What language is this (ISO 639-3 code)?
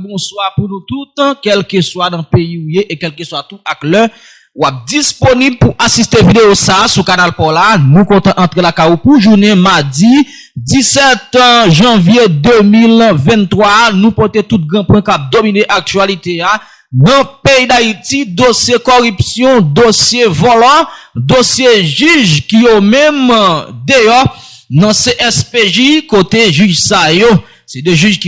fra